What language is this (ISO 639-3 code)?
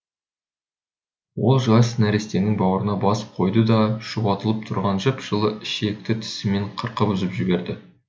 kaz